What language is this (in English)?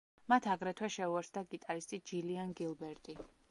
Georgian